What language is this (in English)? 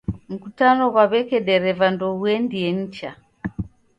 Taita